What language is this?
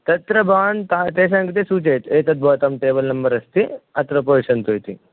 Sanskrit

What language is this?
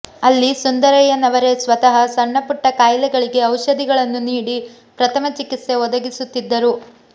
Kannada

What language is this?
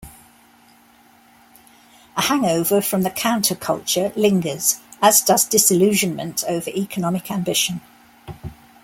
English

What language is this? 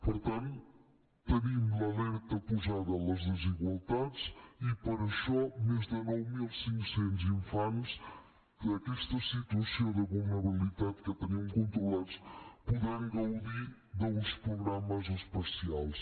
Catalan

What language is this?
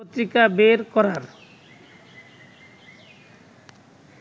Bangla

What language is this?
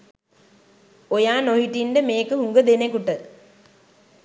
Sinhala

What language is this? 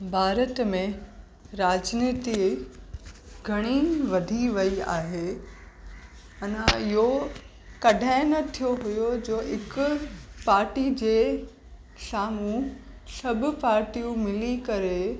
Sindhi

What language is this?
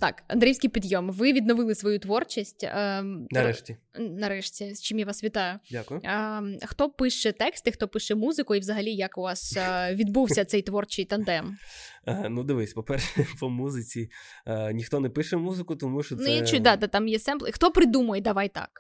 Ukrainian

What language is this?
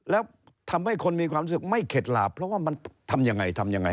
Thai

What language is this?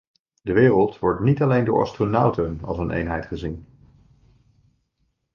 Dutch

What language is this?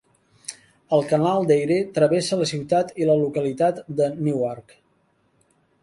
Catalan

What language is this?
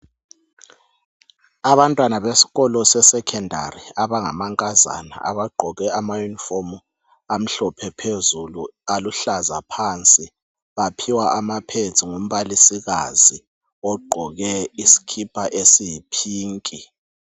North Ndebele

